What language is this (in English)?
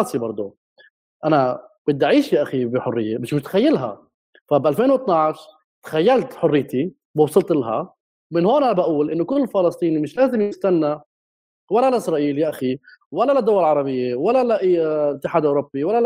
Arabic